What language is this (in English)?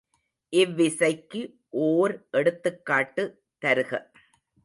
Tamil